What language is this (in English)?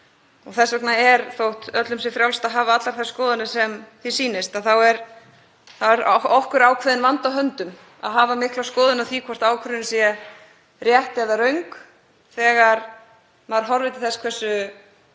Icelandic